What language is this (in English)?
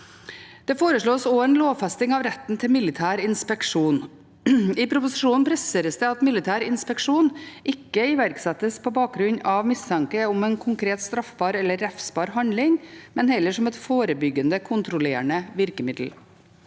Norwegian